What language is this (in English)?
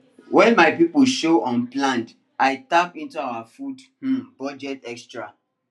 Nigerian Pidgin